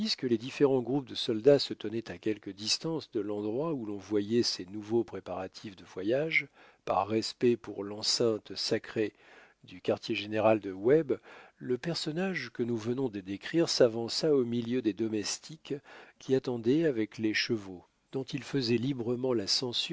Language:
French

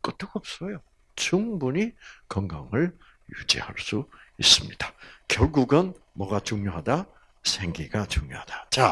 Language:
Korean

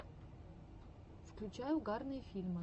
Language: Russian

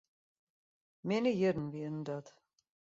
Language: Western Frisian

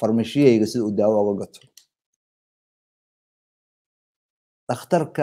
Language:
Arabic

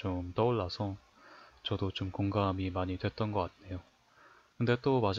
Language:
Korean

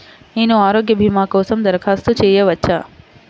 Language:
Telugu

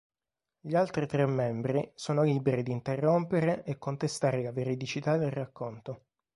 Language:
Italian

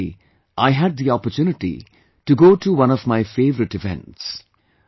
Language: English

